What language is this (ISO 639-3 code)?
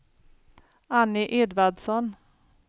swe